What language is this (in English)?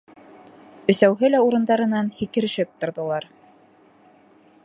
Bashkir